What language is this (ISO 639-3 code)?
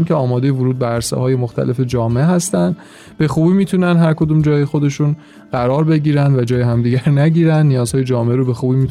fas